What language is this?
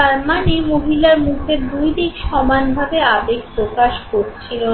Bangla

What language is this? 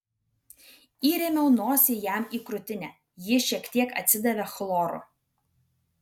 Lithuanian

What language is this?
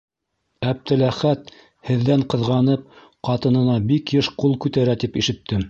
Bashkir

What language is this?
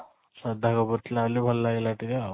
Odia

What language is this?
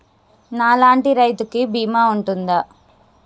Telugu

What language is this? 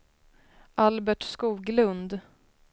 Swedish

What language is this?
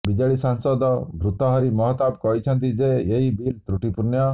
Odia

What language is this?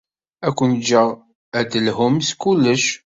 Kabyle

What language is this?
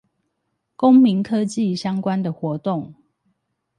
Chinese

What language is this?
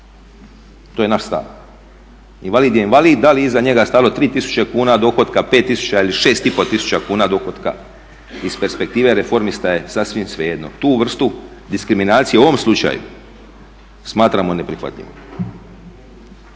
Croatian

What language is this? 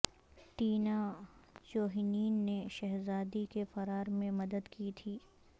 Urdu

